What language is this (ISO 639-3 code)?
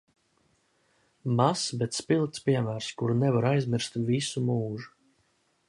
lav